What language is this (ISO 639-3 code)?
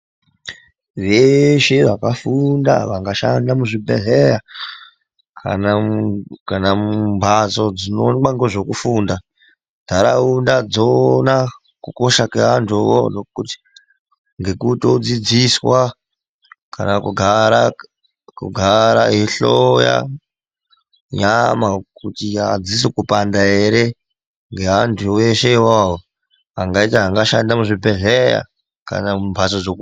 ndc